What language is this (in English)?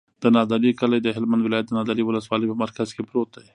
Pashto